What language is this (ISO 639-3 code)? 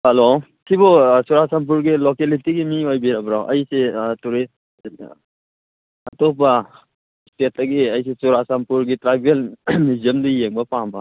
mni